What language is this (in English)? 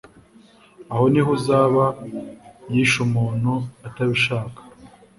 Kinyarwanda